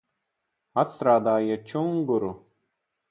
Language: Latvian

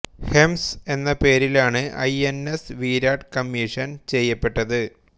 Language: Malayalam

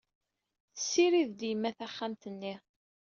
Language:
Kabyle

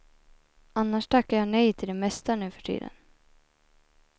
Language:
Swedish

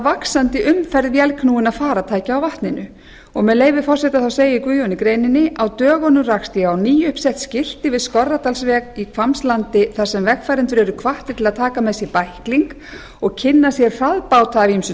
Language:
Icelandic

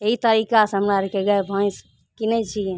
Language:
Maithili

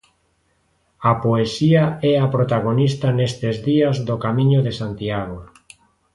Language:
Galician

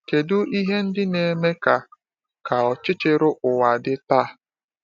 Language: Igbo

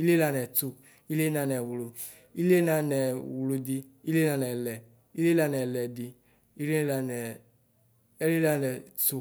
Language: Ikposo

